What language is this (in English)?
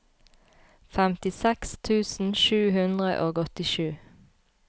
Norwegian